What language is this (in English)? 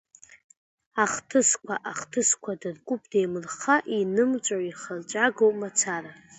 Abkhazian